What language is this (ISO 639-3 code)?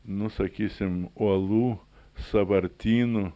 lit